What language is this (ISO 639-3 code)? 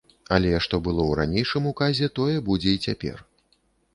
bel